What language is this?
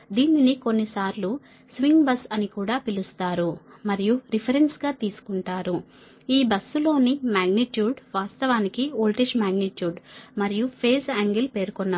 Telugu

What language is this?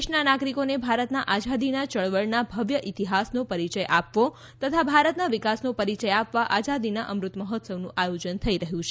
Gujarati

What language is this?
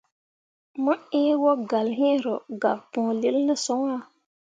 Mundang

